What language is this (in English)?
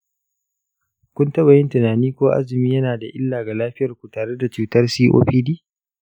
Hausa